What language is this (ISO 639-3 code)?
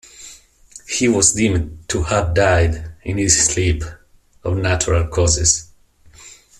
eng